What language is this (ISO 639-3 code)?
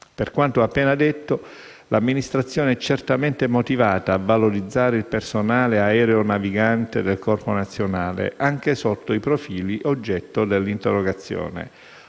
ita